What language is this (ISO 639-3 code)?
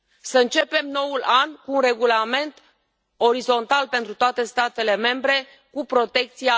ron